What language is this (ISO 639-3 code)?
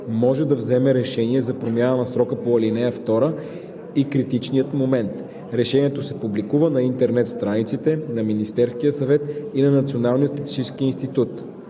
bul